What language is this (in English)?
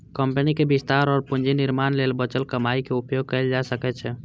Maithili